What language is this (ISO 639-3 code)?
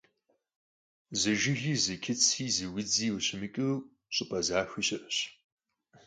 kbd